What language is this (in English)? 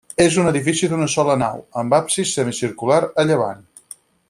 Catalan